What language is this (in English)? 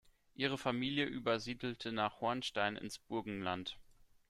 German